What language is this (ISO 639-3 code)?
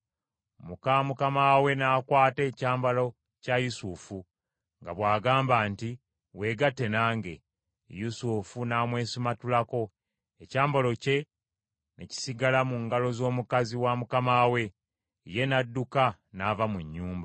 lug